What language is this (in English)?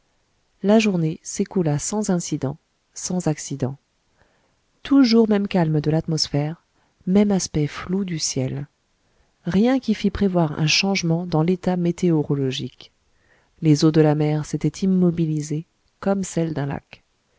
French